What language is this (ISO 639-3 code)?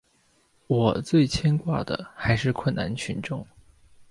zho